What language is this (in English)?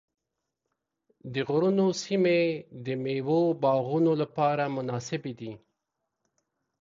Pashto